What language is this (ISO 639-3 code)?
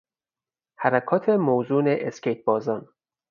fas